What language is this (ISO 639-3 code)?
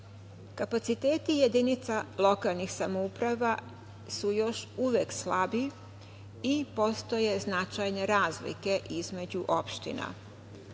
srp